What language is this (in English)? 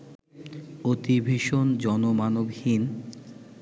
Bangla